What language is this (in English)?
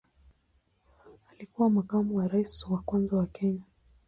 Swahili